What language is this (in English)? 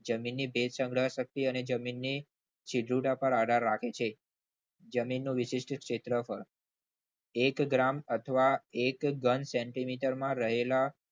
Gujarati